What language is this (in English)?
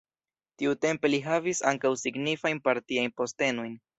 Esperanto